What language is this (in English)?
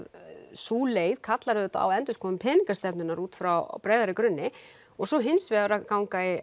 Icelandic